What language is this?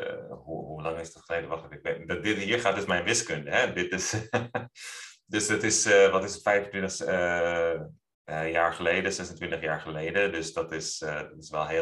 Dutch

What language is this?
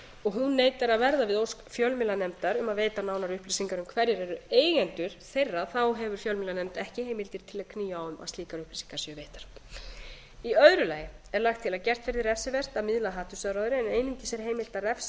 Icelandic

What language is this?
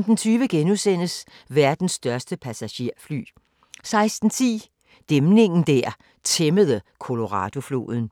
Danish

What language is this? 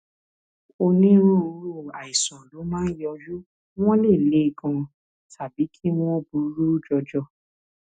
Yoruba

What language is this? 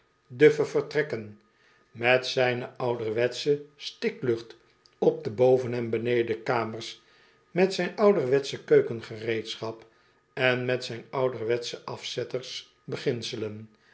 Dutch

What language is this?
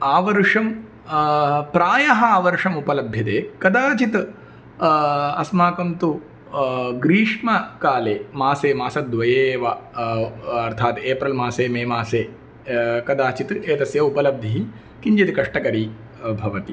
Sanskrit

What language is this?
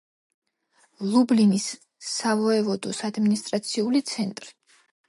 Georgian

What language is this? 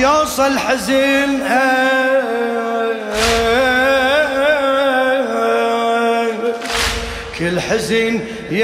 Arabic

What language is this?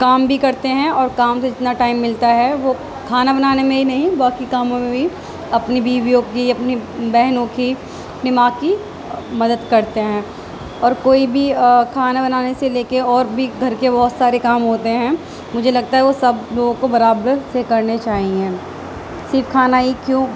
Urdu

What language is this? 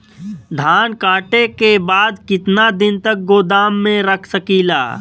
Bhojpuri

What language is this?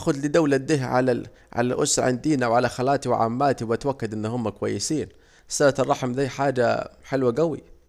Saidi Arabic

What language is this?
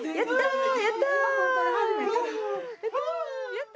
Japanese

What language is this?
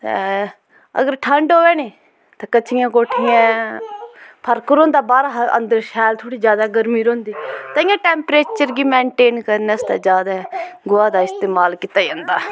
Dogri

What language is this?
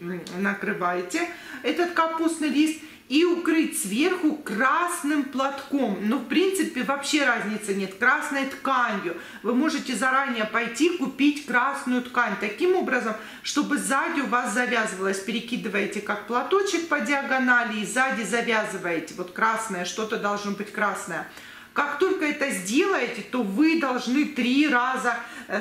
Russian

